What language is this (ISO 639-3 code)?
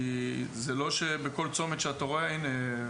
heb